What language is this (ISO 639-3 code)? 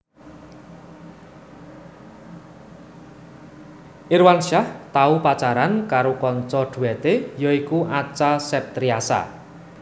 jav